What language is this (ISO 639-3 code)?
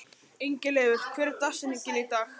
isl